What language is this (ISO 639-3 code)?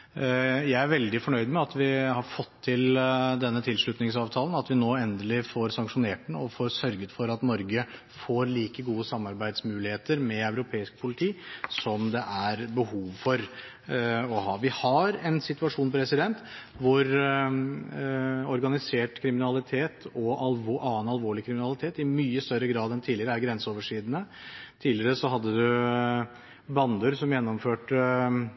nob